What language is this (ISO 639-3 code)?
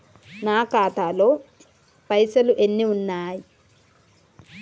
tel